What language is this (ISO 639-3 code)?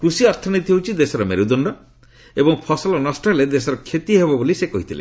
ori